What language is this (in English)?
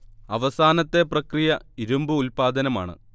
Malayalam